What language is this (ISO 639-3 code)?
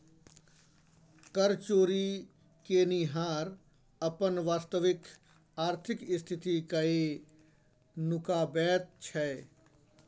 mai